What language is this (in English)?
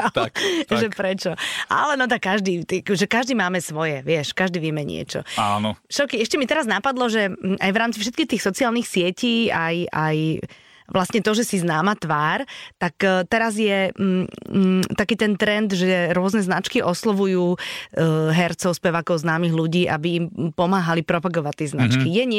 Slovak